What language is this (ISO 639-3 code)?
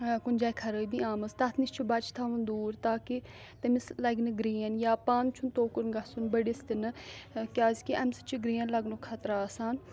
kas